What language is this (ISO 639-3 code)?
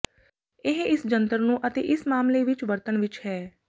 pan